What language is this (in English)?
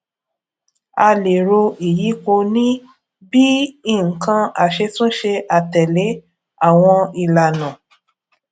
Yoruba